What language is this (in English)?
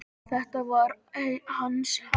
Icelandic